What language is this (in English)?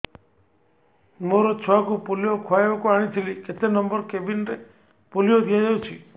Odia